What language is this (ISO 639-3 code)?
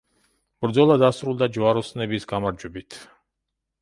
kat